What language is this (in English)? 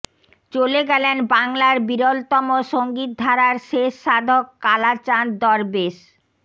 Bangla